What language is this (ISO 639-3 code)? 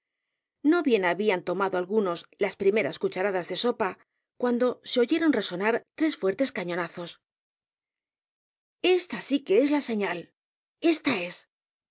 spa